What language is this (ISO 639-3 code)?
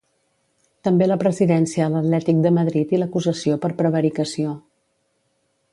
cat